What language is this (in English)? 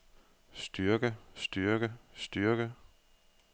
Danish